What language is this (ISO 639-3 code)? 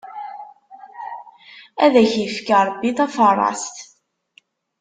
kab